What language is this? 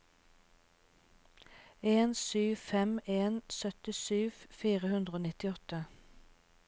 Norwegian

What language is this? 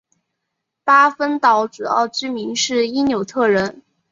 Chinese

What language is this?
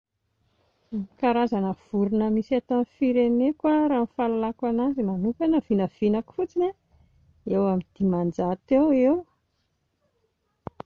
Malagasy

